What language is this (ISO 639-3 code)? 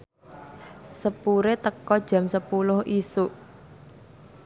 jav